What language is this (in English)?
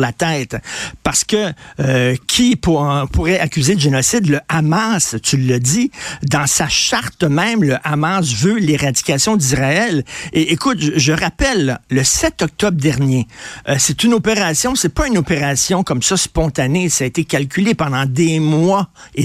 French